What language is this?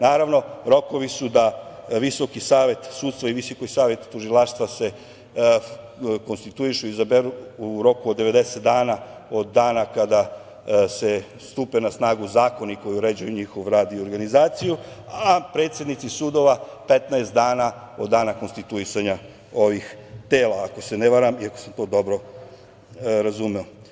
Serbian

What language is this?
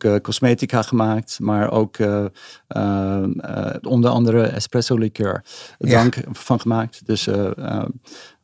Dutch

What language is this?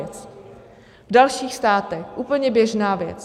Czech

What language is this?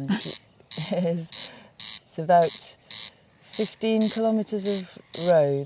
English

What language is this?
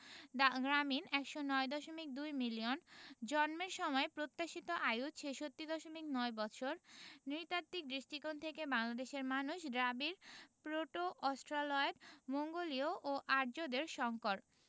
Bangla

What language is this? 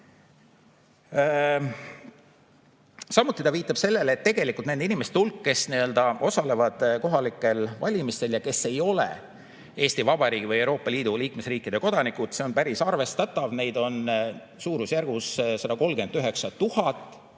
Estonian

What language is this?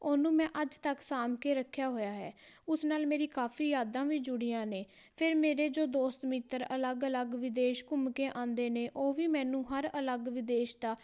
Punjabi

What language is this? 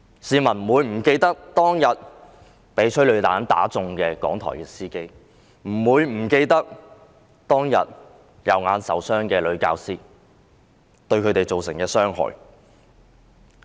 Cantonese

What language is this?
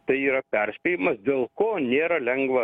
Lithuanian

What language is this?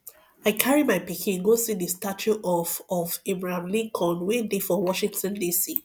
Nigerian Pidgin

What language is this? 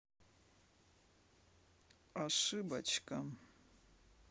Russian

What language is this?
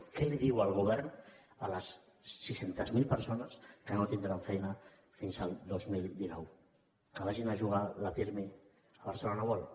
Catalan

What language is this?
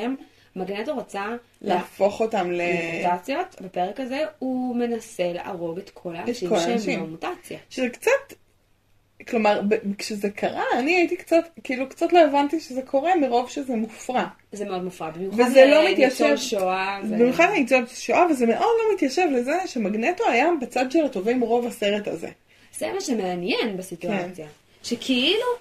Hebrew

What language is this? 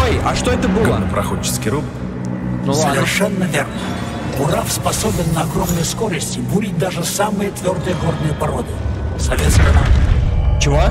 Russian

